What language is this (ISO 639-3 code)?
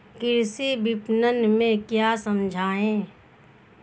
hin